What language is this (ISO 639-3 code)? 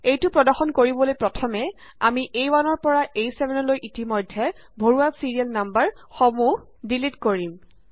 asm